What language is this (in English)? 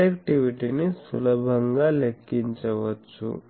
Telugu